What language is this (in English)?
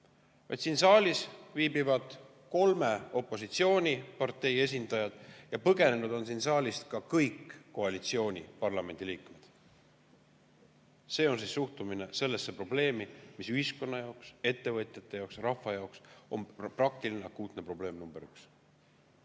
Estonian